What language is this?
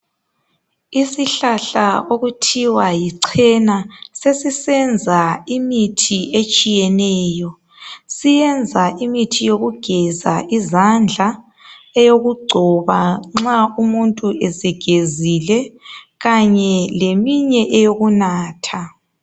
North Ndebele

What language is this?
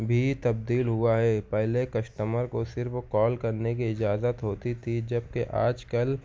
Urdu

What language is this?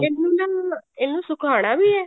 Punjabi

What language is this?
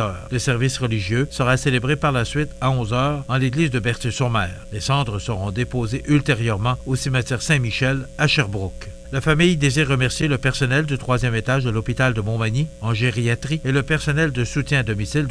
French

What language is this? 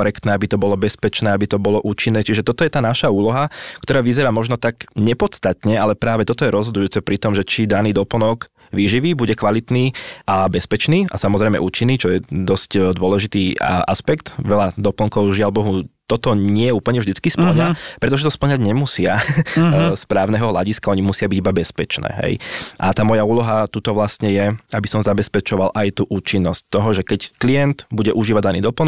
Slovak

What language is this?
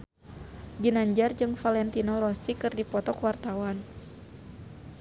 Sundanese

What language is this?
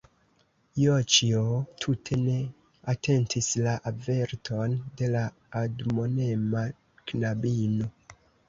Esperanto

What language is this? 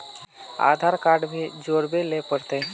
Magahi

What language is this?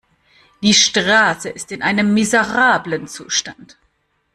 German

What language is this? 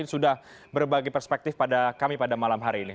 Indonesian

